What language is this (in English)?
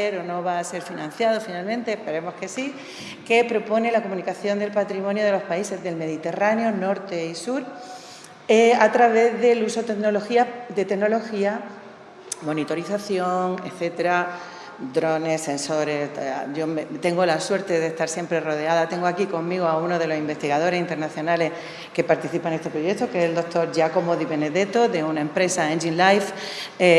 Spanish